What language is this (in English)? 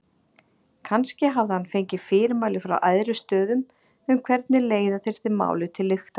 Icelandic